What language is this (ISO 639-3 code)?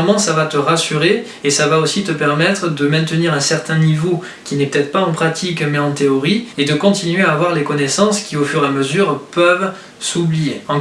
fra